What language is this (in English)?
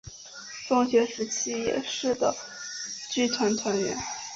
Chinese